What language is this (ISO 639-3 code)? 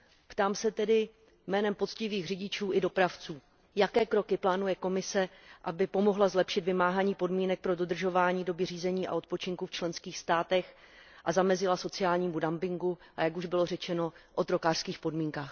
ces